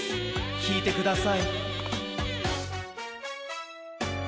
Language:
Japanese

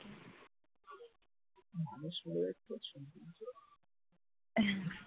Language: Bangla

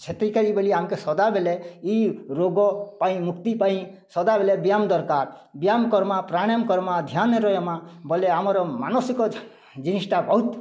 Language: Odia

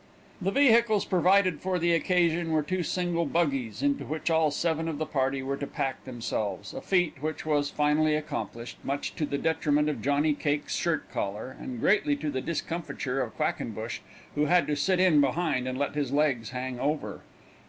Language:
English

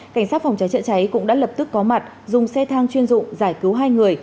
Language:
Vietnamese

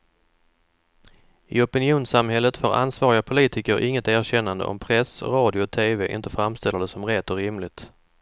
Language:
Swedish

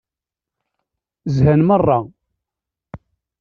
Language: Kabyle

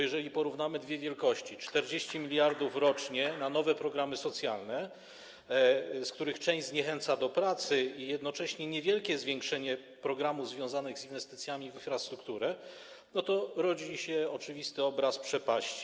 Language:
Polish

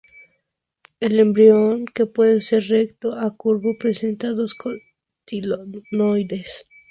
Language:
Spanish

